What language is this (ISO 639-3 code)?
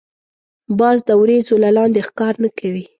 pus